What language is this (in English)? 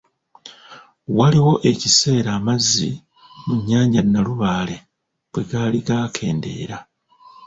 Ganda